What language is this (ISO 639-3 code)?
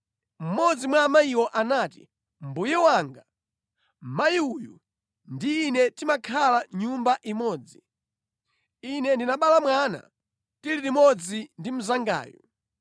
nya